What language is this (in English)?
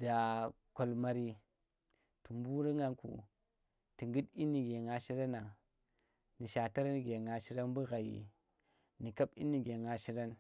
Tera